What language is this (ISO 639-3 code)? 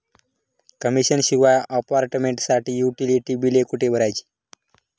mar